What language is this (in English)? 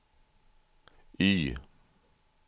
Swedish